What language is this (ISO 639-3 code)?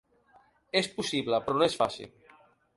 cat